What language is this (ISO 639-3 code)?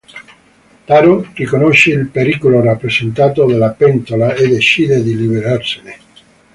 ita